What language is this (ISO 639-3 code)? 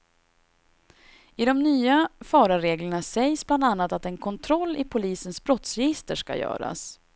swe